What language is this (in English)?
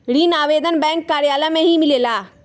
Magahi